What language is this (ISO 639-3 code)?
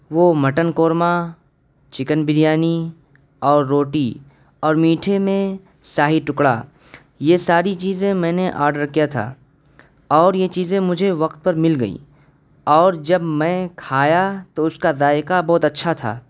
urd